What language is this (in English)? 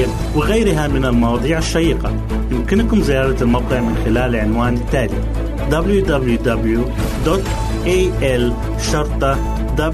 Arabic